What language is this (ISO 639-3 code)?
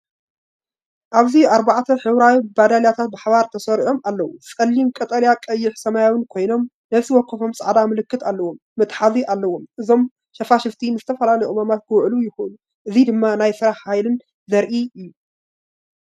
tir